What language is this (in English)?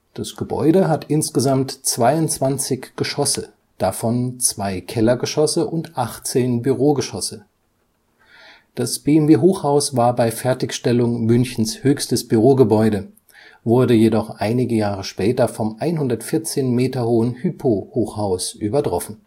German